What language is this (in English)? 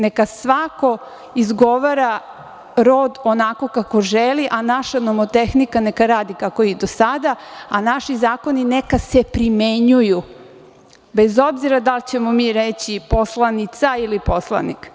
Serbian